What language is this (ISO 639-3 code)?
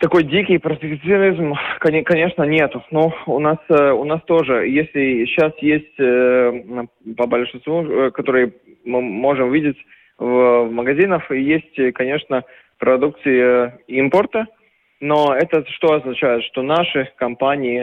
rus